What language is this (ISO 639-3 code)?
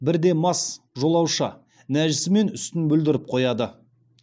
kaz